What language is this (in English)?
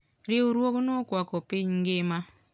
Luo (Kenya and Tanzania)